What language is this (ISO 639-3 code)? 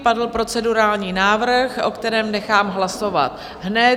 ces